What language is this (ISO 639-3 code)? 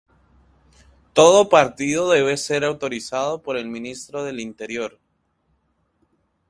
spa